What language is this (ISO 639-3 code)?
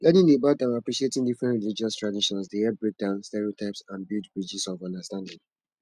pcm